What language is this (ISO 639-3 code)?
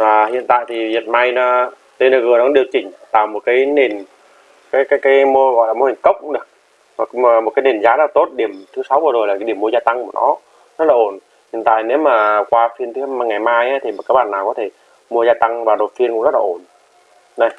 vie